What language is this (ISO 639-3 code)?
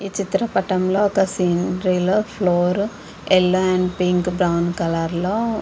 tel